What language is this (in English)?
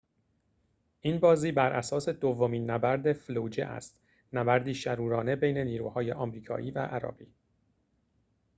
Persian